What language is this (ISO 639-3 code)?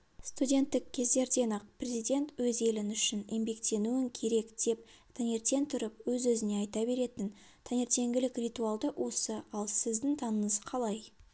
kaz